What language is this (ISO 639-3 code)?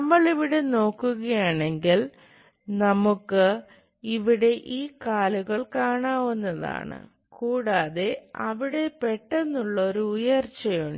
mal